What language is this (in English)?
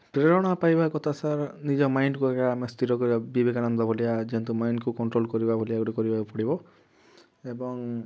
Odia